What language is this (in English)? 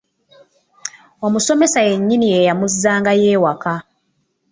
Ganda